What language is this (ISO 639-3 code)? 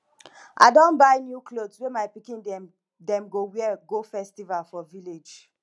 pcm